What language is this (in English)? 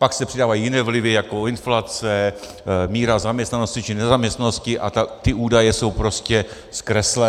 Czech